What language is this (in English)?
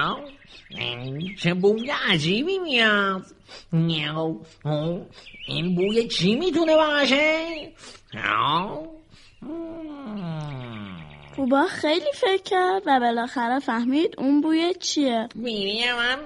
Persian